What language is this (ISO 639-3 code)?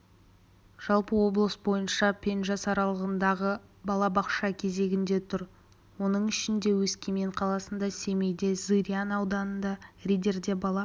kaz